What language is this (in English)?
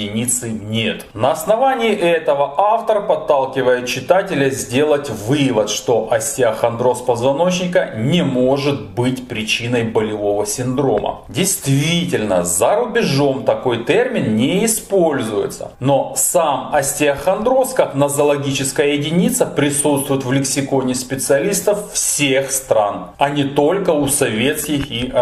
Russian